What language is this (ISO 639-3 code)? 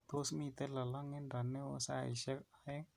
kln